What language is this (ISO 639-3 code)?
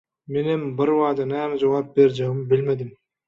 tuk